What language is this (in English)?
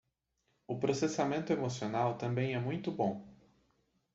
Portuguese